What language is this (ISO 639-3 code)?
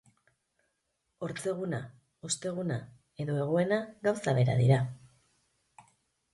eus